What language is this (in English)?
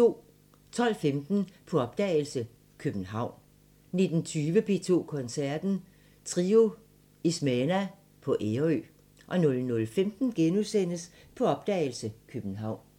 Danish